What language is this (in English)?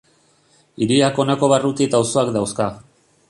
Basque